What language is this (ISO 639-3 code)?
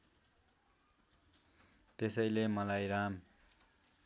nep